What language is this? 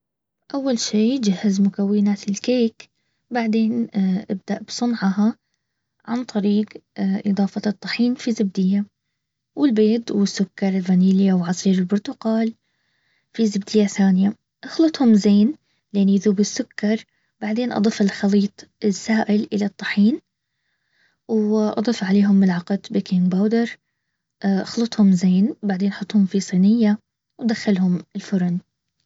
Baharna Arabic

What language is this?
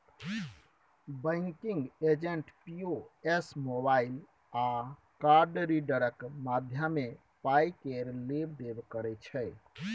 Maithili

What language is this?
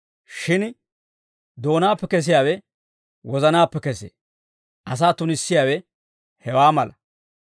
Dawro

